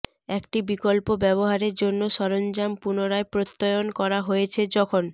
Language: Bangla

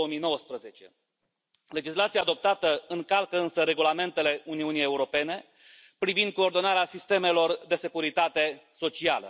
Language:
Romanian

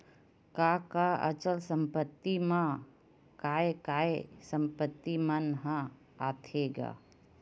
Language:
Chhattisgarhi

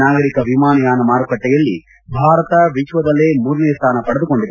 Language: Kannada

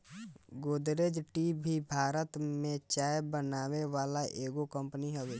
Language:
Bhojpuri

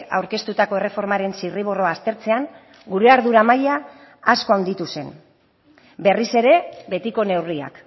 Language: Basque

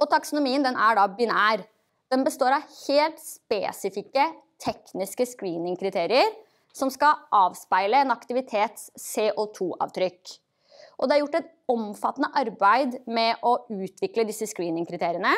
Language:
Norwegian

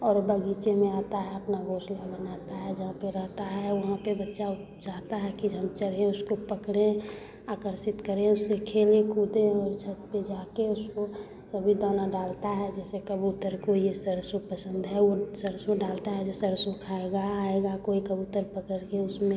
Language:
Hindi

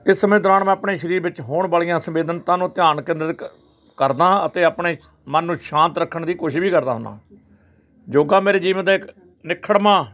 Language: Punjabi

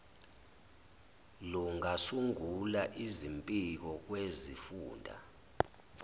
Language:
Zulu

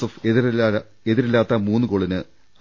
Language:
Malayalam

